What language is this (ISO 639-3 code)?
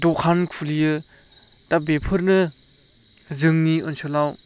brx